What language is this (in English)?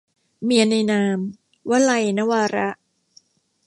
Thai